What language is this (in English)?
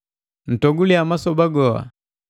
Matengo